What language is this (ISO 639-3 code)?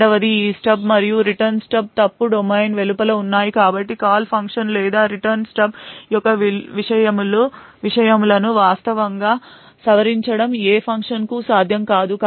tel